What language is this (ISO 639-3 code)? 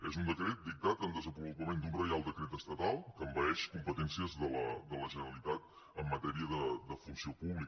cat